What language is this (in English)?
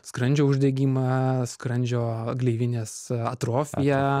Lithuanian